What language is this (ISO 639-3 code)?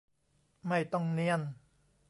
tha